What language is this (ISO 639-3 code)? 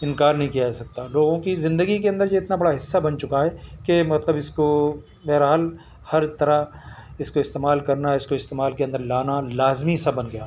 urd